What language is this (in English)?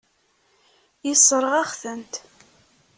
Kabyle